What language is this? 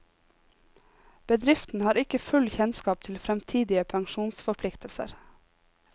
Norwegian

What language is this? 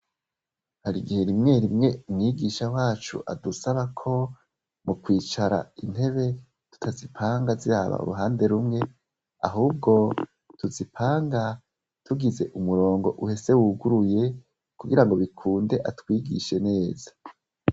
Rundi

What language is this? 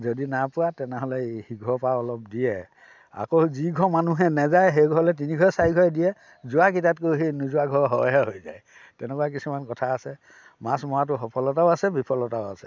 Assamese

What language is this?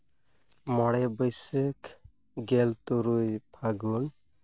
Santali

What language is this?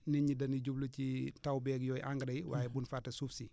Wolof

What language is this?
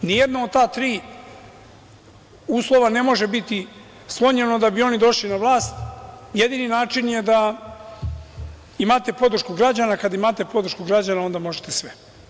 Serbian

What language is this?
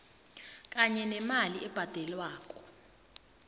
South Ndebele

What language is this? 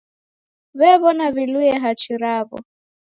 Taita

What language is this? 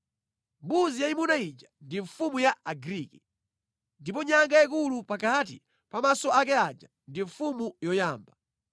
Nyanja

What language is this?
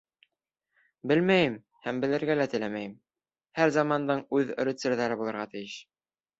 Bashkir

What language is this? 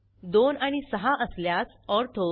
Marathi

